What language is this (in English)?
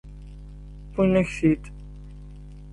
Kabyle